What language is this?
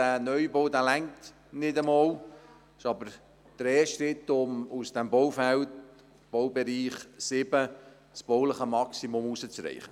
Swiss German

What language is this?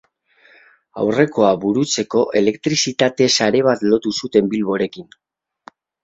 Basque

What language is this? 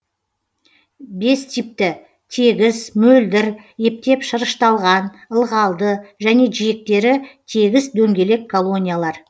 Kazakh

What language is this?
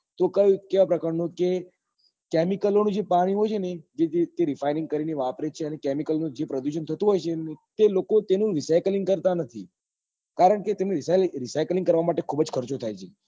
Gujarati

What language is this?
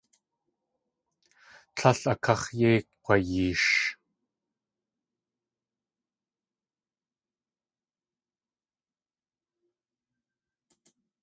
Tlingit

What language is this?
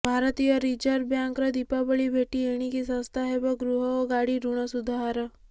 Odia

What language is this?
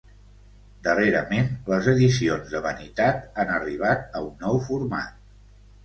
Catalan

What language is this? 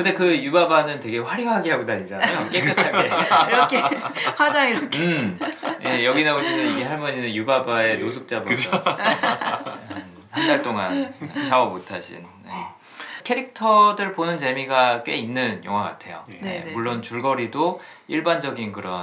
Korean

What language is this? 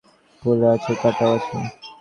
Bangla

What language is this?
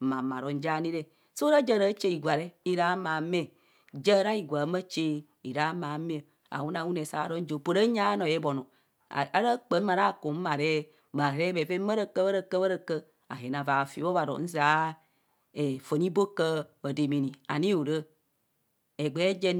Kohumono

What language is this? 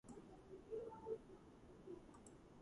Georgian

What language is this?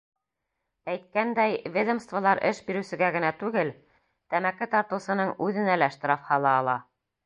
Bashkir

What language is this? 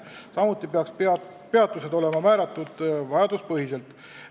Estonian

